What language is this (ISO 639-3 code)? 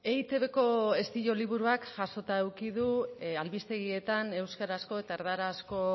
eus